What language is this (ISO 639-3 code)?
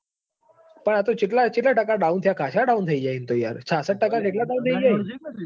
guj